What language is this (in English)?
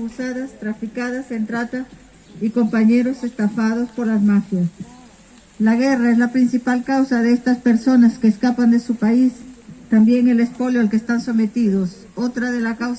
Spanish